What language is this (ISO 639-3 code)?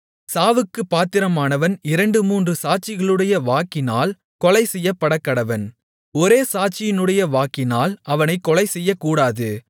tam